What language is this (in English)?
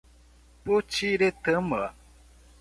Portuguese